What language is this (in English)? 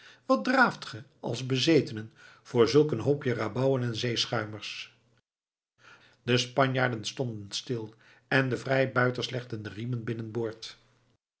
Dutch